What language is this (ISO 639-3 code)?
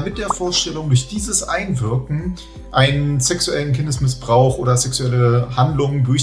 deu